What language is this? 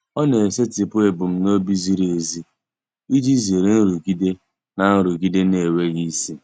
Igbo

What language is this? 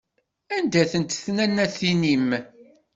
Kabyle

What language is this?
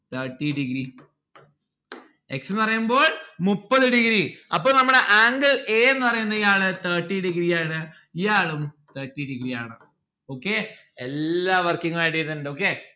Malayalam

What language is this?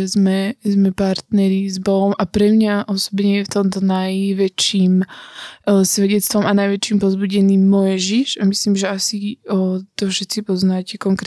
Slovak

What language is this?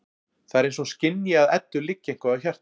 Icelandic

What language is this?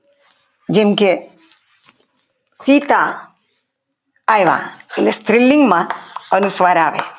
Gujarati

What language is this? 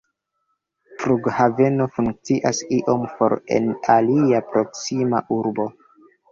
Esperanto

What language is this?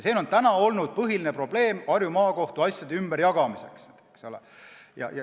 Estonian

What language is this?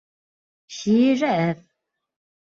Kurdish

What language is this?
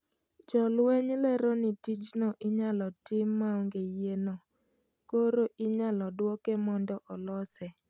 Luo (Kenya and Tanzania)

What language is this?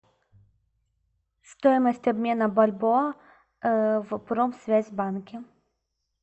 Russian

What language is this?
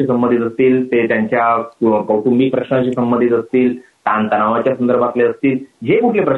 Marathi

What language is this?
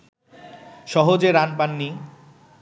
Bangla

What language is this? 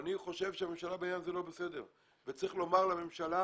Hebrew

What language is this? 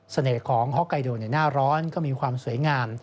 Thai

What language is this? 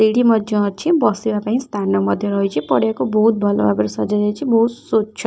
Odia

